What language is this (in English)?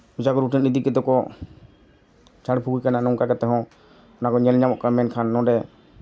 Santali